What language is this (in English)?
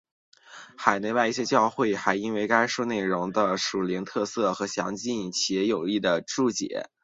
Chinese